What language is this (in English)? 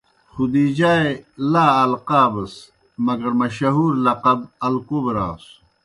Kohistani Shina